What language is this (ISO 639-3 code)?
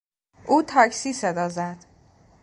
fas